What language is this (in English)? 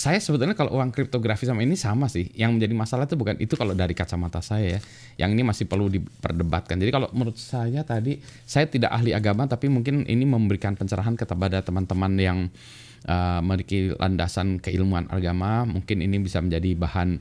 Indonesian